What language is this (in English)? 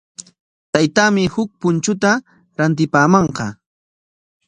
Corongo Ancash Quechua